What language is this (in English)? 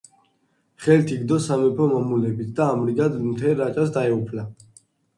Georgian